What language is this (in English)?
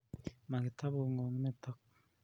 Kalenjin